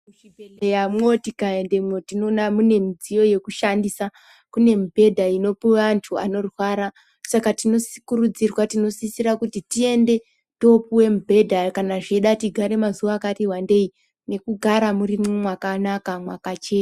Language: Ndau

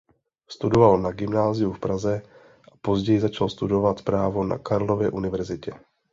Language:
Czech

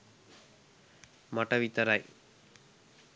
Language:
Sinhala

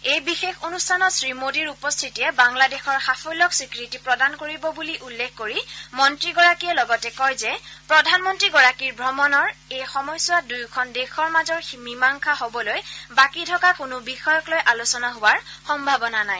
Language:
Assamese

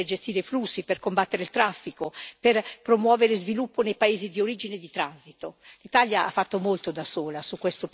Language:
Italian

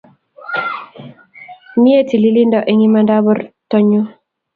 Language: Kalenjin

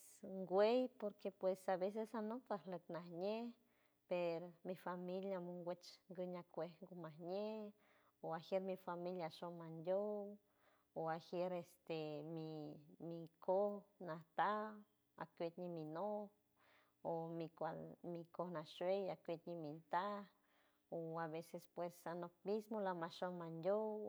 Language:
San Francisco Del Mar Huave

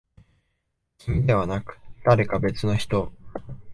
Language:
Japanese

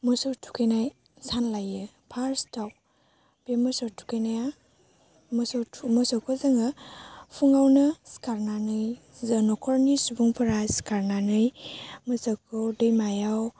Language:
Bodo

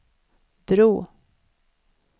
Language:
Swedish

